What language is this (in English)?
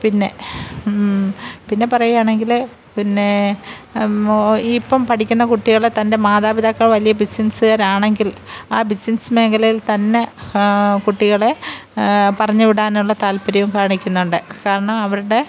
Malayalam